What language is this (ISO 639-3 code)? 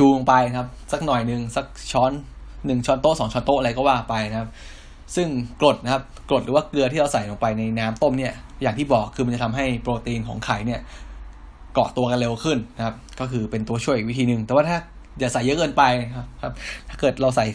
tha